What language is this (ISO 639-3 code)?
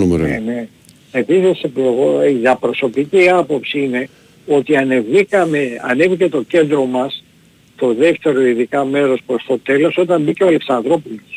ell